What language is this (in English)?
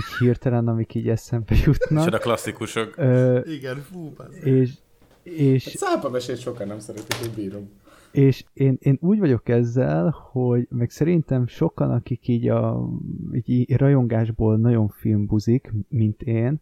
Hungarian